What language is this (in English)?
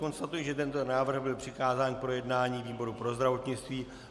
Czech